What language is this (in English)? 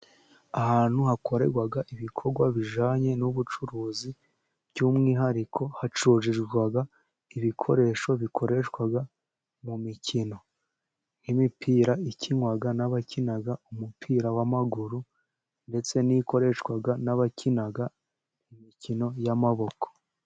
Kinyarwanda